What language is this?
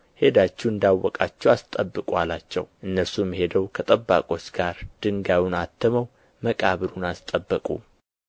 Amharic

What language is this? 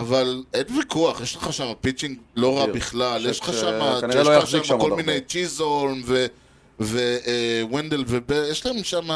Hebrew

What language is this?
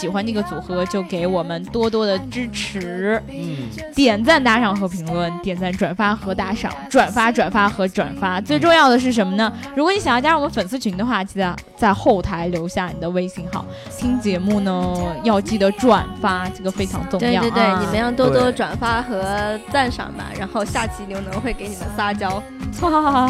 Chinese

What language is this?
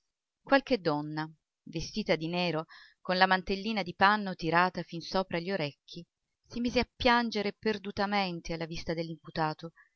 Italian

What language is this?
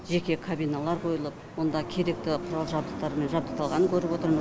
Kazakh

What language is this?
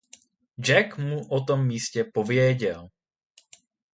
Czech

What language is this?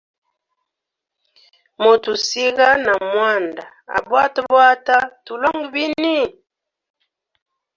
Hemba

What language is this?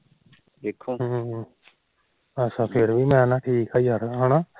Punjabi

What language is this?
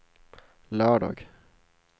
Swedish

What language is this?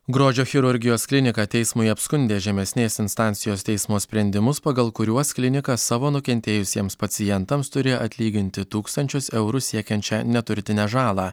Lithuanian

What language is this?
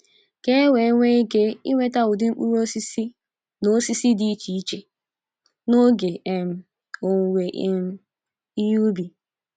Igbo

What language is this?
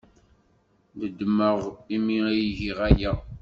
Kabyle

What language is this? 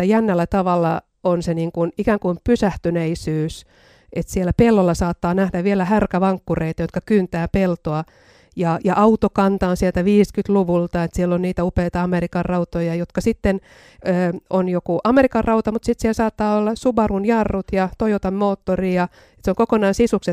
Finnish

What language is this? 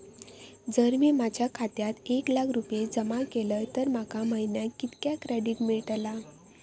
Marathi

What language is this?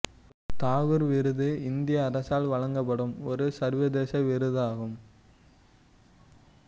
Tamil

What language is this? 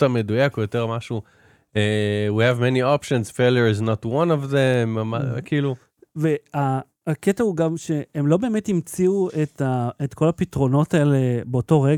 Hebrew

